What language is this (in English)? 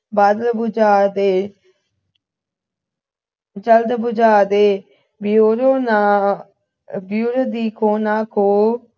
Punjabi